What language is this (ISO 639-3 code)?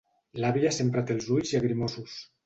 cat